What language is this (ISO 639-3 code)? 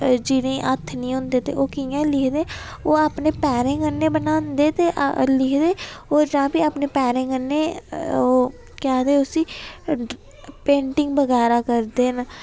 doi